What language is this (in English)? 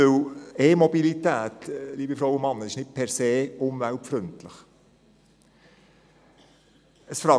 Swiss German